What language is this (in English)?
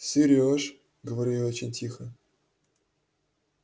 Russian